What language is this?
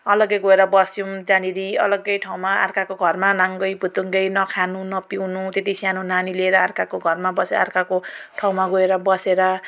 Nepali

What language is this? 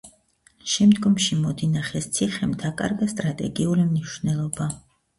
Georgian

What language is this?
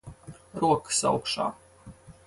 Latvian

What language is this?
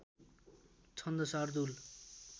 Nepali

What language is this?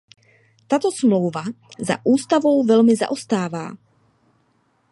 Czech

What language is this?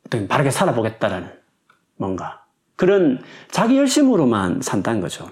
Korean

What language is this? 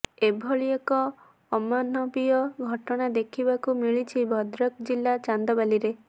Odia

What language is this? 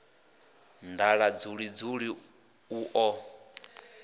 Venda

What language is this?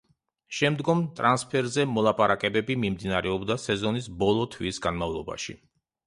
Georgian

